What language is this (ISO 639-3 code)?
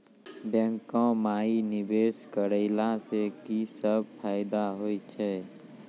mai